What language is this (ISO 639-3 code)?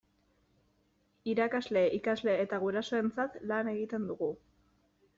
eus